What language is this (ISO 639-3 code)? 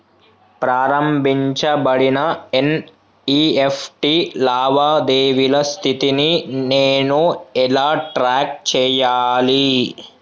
tel